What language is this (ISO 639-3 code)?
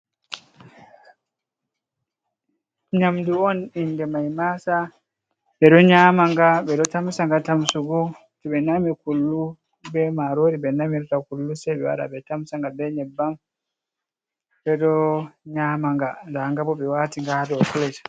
ful